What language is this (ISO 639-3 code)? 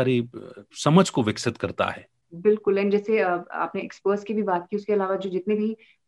hin